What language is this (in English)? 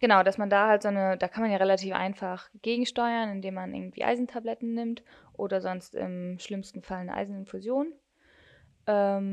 German